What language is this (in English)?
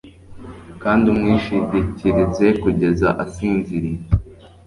Kinyarwanda